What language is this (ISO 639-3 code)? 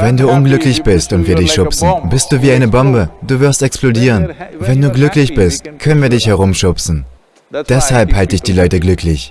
deu